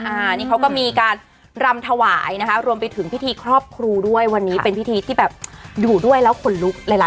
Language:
Thai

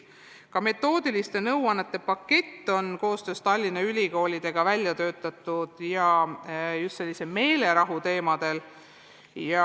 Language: Estonian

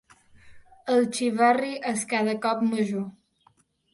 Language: Catalan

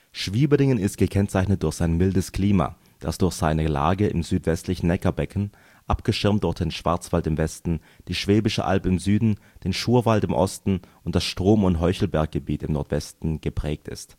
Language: German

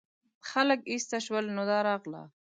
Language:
Pashto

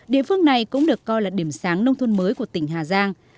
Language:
Vietnamese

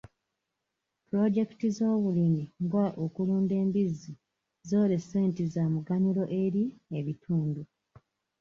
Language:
Ganda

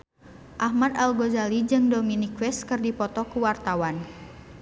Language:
Sundanese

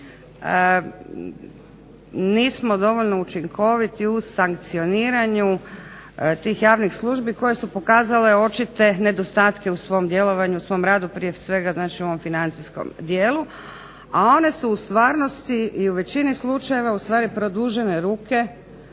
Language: Croatian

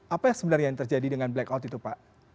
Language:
Indonesian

